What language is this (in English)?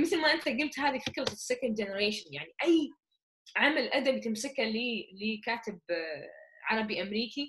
Arabic